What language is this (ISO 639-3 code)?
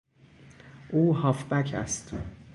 fas